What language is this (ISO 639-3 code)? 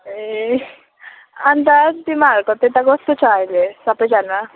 nep